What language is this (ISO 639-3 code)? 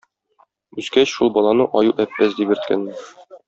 tat